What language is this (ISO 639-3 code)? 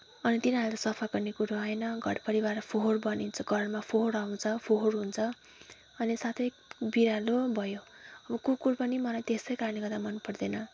nep